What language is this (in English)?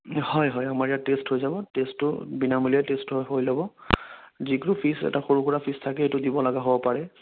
Assamese